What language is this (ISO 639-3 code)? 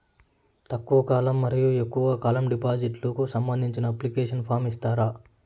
tel